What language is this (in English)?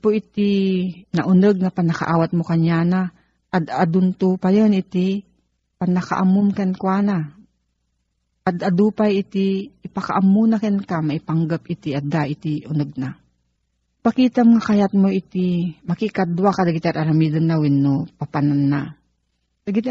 Filipino